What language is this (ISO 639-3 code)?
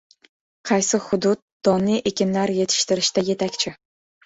uzb